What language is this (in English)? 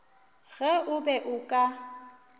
Northern Sotho